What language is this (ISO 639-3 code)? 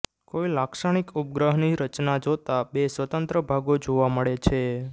guj